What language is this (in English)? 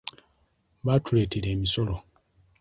Ganda